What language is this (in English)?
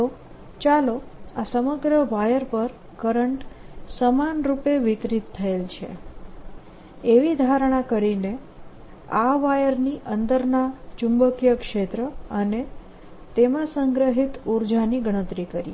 Gujarati